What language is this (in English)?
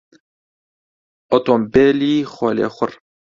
Central Kurdish